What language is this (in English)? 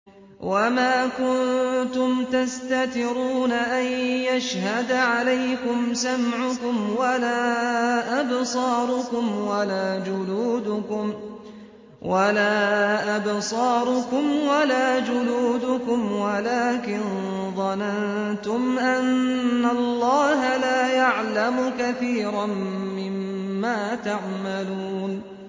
Arabic